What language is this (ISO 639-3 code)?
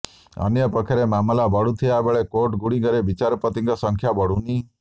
ori